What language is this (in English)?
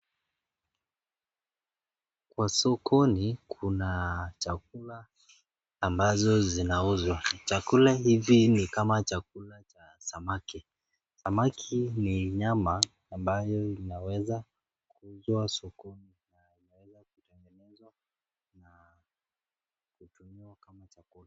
Swahili